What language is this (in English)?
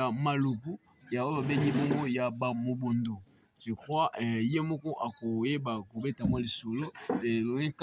French